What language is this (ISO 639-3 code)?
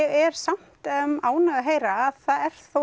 isl